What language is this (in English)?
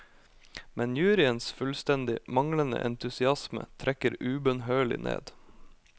Norwegian